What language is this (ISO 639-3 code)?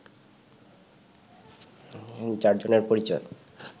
ben